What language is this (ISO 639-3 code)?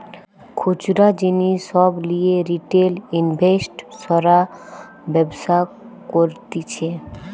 ben